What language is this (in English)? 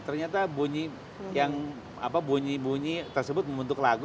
Indonesian